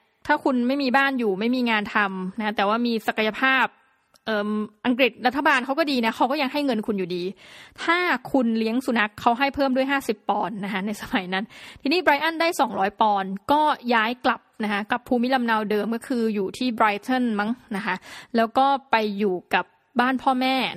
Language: Thai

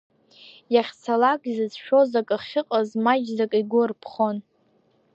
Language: Abkhazian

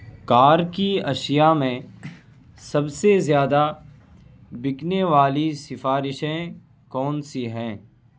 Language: Urdu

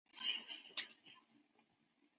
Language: Chinese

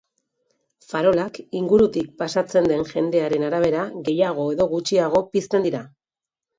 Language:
Basque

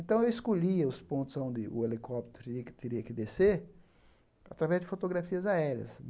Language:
Portuguese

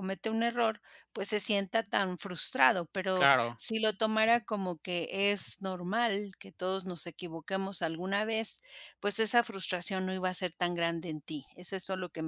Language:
Spanish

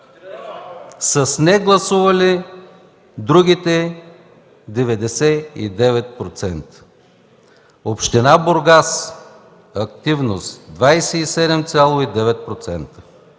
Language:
Bulgarian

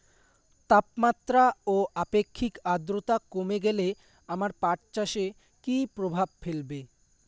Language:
Bangla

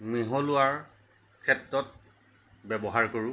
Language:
Assamese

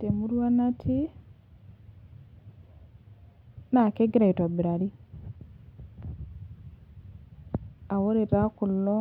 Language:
Masai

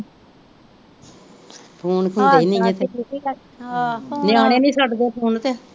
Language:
Punjabi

